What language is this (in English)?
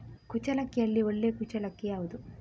Kannada